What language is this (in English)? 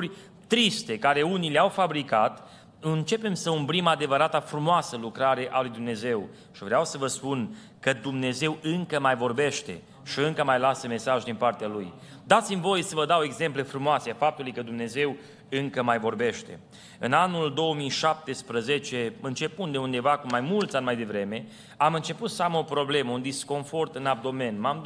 Romanian